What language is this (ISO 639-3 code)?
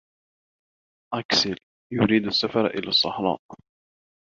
ara